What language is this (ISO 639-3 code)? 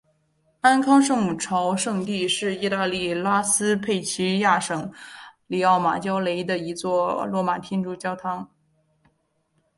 zho